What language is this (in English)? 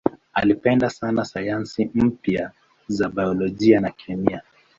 Swahili